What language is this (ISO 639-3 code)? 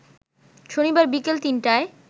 ben